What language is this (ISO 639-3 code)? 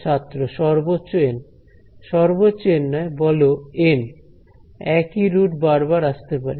ben